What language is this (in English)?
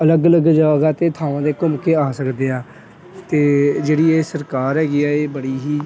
Punjabi